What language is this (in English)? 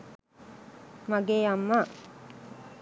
Sinhala